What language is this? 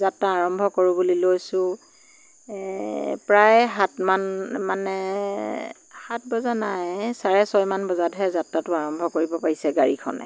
Assamese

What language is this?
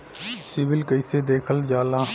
Bhojpuri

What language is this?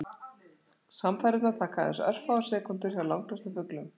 Icelandic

